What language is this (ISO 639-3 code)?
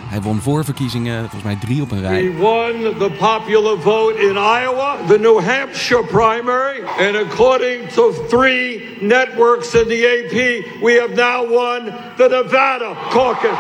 nld